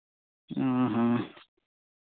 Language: Santali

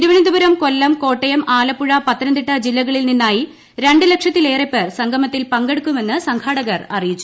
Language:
Malayalam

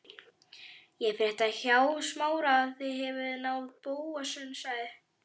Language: Icelandic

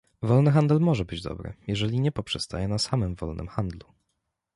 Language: Polish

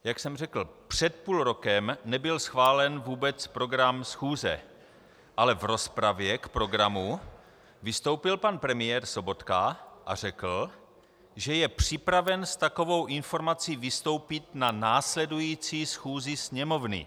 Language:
Czech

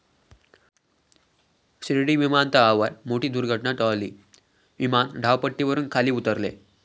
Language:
Marathi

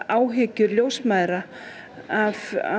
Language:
Icelandic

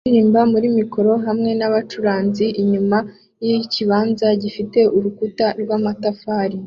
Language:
Kinyarwanda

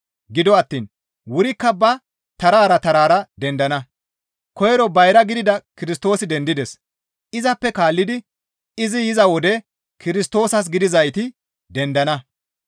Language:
Gamo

